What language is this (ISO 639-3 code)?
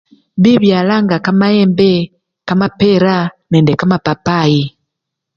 luy